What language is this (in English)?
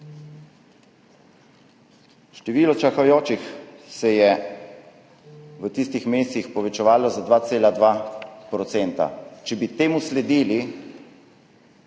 Slovenian